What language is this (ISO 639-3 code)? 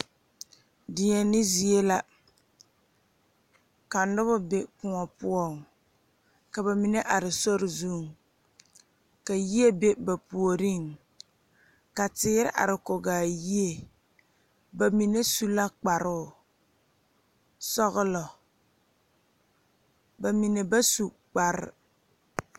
dga